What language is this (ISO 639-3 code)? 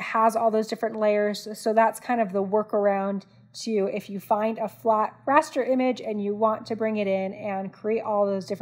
eng